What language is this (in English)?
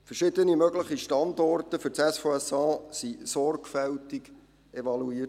Swiss German